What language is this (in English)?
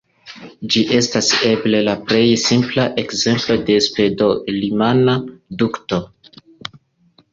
Esperanto